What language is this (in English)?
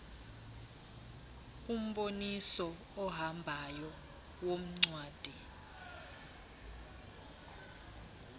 Xhosa